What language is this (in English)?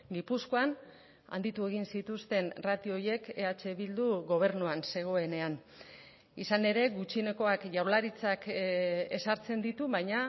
Basque